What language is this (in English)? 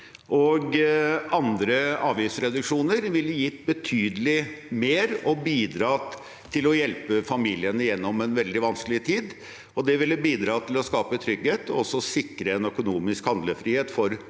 Norwegian